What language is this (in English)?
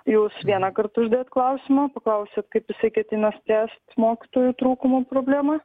Lithuanian